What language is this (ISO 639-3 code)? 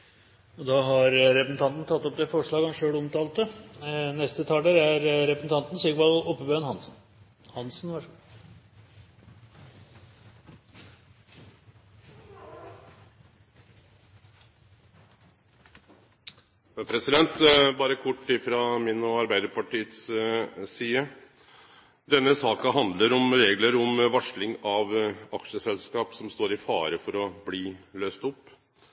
nor